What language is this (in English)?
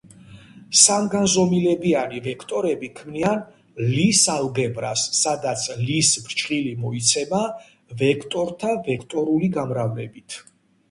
Georgian